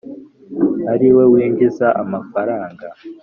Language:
Kinyarwanda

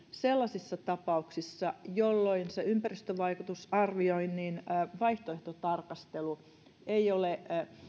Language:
Finnish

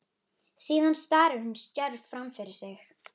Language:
Icelandic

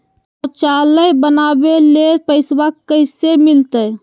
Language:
Magahi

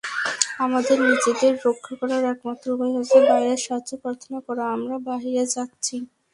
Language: Bangla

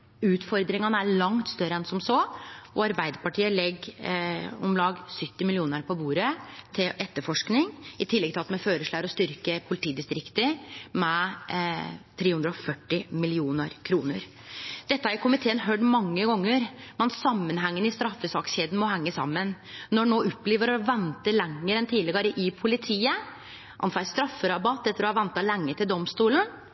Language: Norwegian Nynorsk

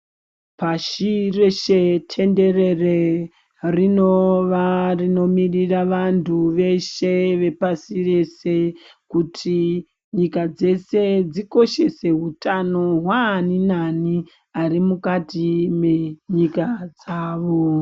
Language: Ndau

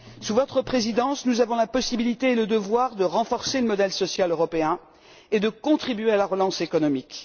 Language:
French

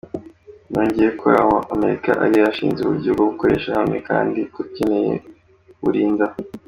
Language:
Kinyarwanda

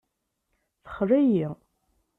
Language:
Kabyle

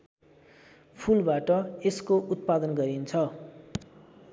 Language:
Nepali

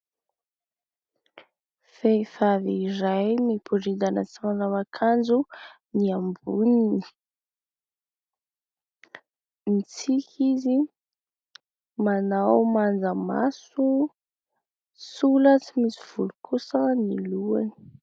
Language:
Malagasy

